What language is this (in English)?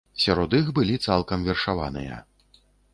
Belarusian